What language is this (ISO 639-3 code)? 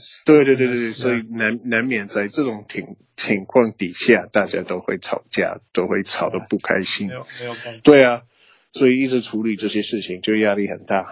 zho